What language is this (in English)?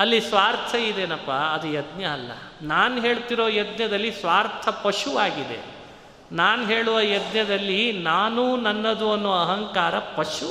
Kannada